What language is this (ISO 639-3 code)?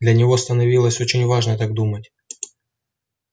rus